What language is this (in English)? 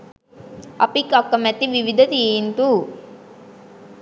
Sinhala